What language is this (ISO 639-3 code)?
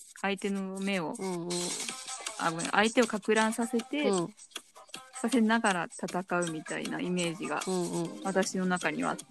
jpn